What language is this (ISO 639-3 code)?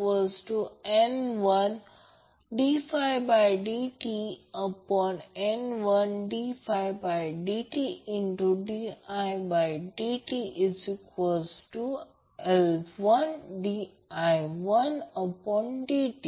mar